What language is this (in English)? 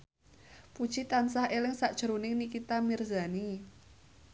Javanese